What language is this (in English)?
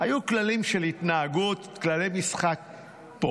Hebrew